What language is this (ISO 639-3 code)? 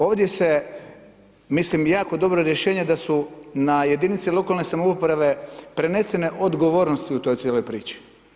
hrv